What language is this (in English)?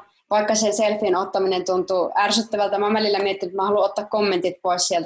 Finnish